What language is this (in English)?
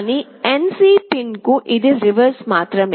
Telugu